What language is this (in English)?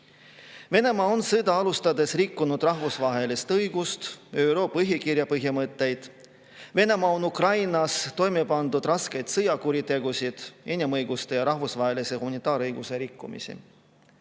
Estonian